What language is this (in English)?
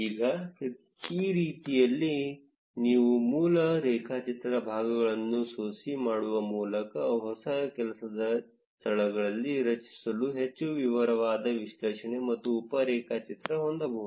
Kannada